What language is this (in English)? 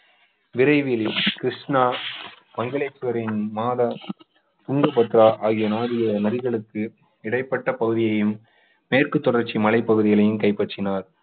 Tamil